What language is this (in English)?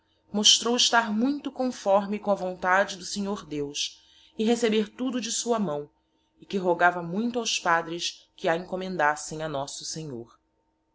Portuguese